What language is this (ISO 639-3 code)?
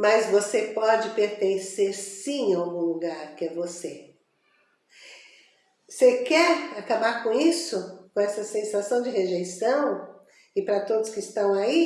por